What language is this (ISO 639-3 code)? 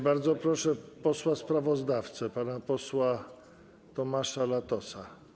pol